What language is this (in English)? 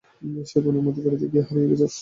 Bangla